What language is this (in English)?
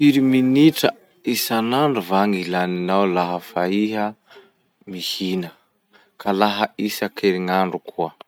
Masikoro Malagasy